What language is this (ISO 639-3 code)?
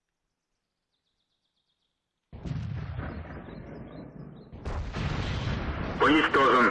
rus